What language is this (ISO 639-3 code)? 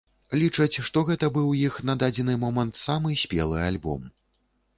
bel